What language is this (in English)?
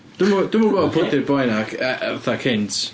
Welsh